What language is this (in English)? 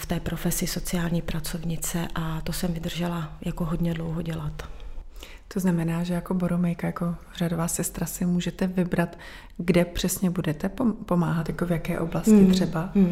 Czech